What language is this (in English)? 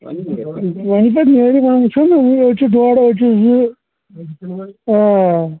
Kashmiri